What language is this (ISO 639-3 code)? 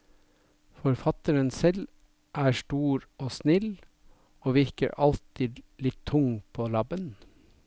nor